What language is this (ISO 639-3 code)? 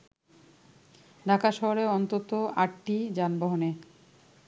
ben